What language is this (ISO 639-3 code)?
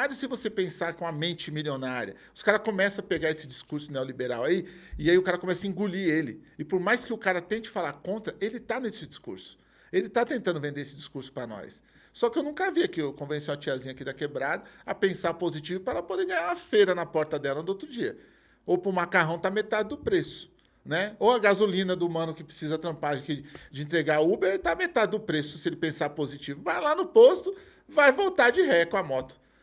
por